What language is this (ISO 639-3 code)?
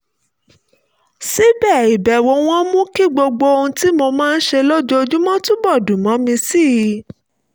yor